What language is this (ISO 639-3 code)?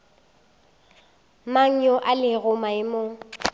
nso